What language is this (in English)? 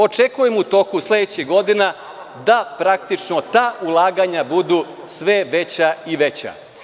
Serbian